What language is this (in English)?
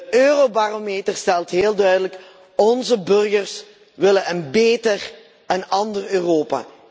Dutch